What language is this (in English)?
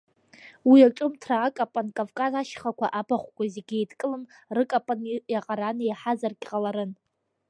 Abkhazian